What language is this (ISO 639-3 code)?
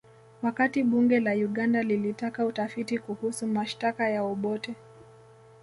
swa